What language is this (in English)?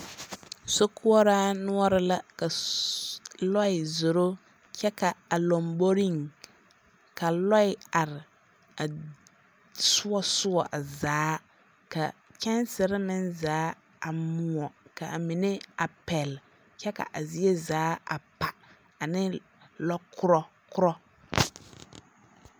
Southern Dagaare